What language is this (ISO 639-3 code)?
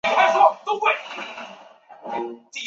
zho